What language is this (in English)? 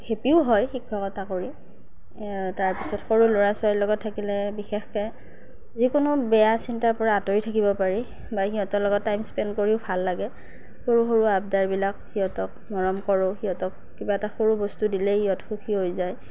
Assamese